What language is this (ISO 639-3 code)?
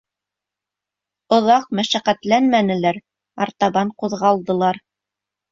bak